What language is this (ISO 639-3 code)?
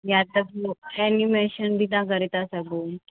snd